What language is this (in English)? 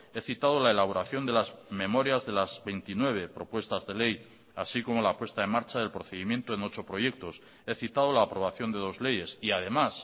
Spanish